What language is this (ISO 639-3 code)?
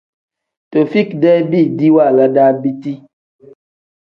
kdh